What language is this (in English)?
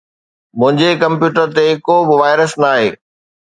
Sindhi